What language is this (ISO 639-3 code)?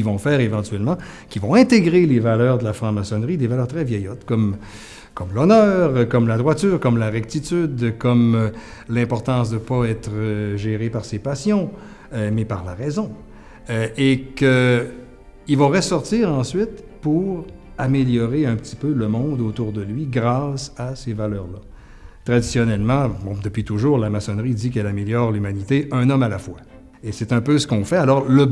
fra